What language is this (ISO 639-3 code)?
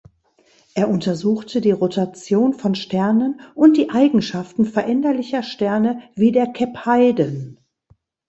deu